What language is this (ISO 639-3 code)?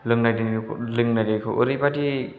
brx